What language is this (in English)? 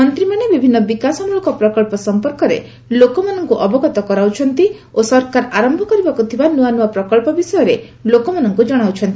Odia